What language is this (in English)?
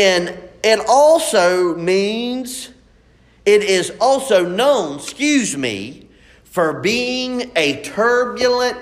English